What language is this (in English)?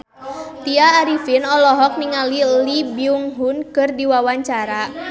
Sundanese